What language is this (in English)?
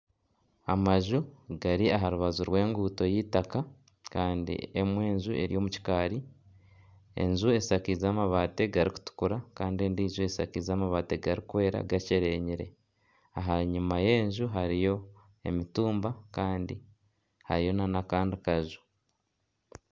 Nyankole